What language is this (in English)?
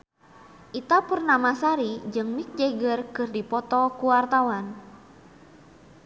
Sundanese